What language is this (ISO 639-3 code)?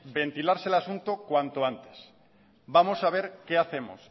spa